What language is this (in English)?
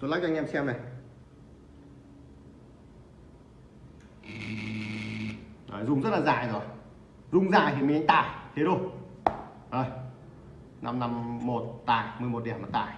Vietnamese